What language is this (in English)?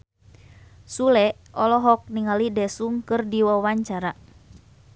Sundanese